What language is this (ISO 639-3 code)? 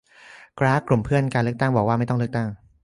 tha